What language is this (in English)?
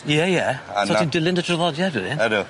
Welsh